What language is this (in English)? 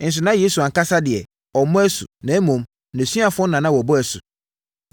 Akan